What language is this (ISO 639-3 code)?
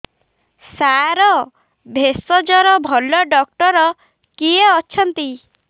ori